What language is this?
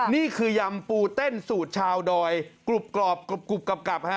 Thai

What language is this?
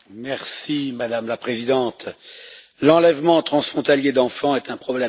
French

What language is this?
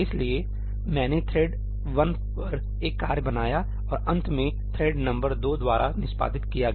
Hindi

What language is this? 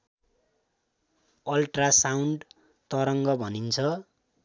Nepali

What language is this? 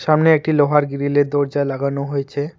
Bangla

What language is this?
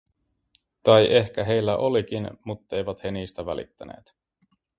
Finnish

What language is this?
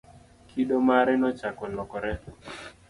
Luo (Kenya and Tanzania)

